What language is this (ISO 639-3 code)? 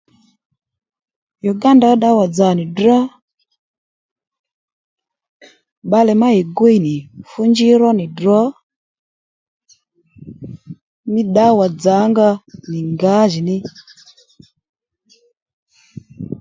led